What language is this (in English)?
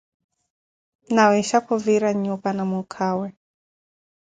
Koti